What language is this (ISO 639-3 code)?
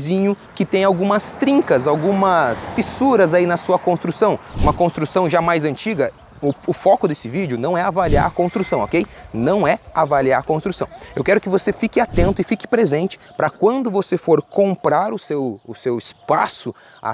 por